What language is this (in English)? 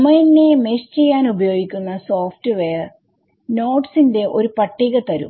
Malayalam